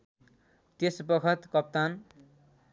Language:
Nepali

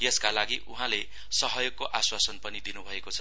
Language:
Nepali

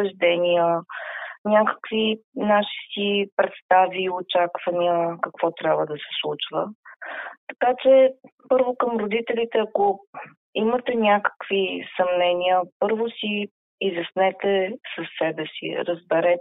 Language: Bulgarian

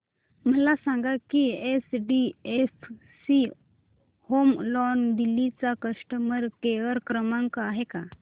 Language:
Marathi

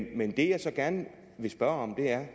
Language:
Danish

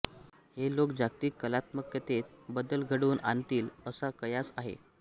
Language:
Marathi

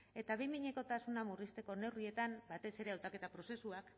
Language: Basque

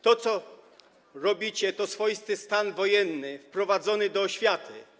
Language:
Polish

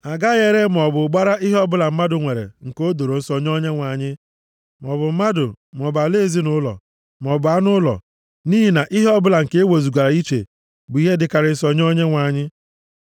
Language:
Igbo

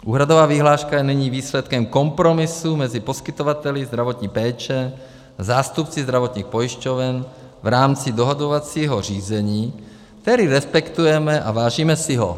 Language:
Czech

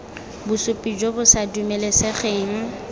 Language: Tswana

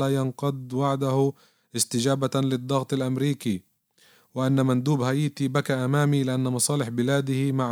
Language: Arabic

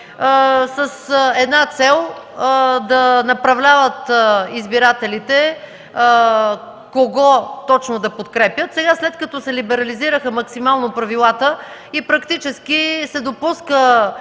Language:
Bulgarian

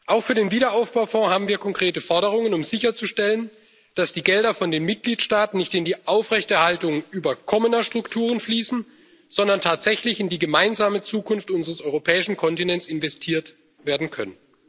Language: German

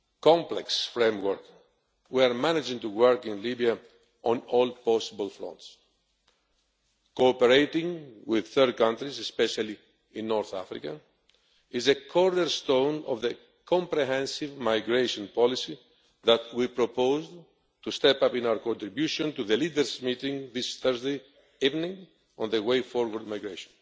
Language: English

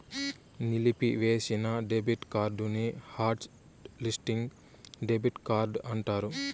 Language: Telugu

